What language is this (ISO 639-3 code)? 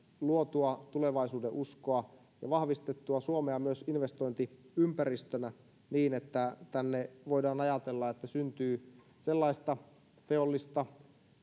fin